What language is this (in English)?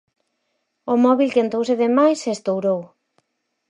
Galician